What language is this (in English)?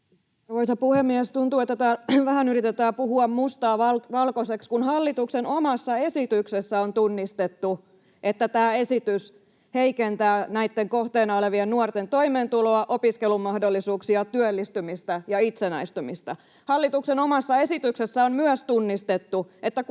Finnish